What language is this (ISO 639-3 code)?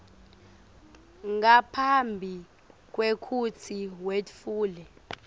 ssw